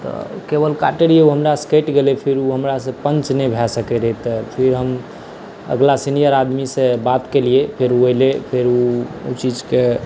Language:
Maithili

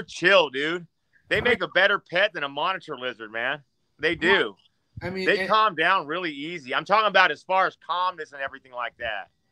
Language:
English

